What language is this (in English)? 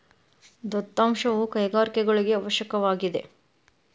Kannada